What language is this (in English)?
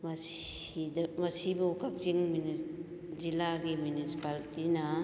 Manipuri